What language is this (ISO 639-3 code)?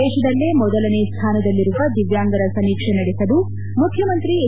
kan